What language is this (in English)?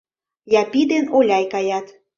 Mari